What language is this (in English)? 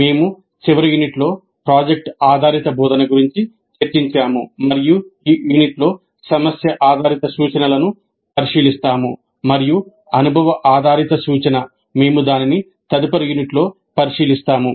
Telugu